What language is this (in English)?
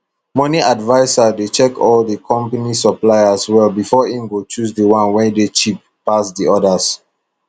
Nigerian Pidgin